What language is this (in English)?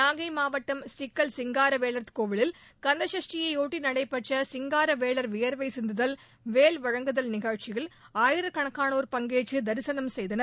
Tamil